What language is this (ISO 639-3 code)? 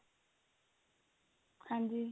pan